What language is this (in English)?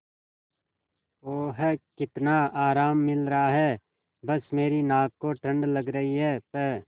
Hindi